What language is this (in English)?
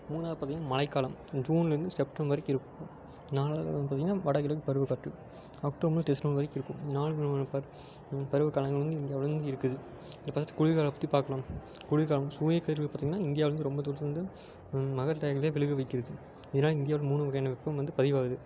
Tamil